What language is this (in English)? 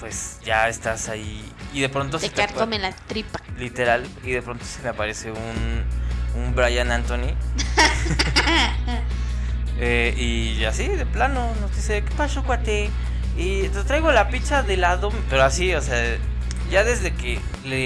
Spanish